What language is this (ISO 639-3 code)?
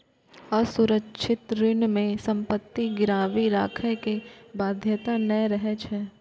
mai